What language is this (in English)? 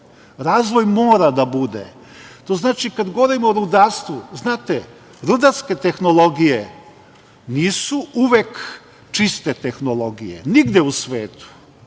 Serbian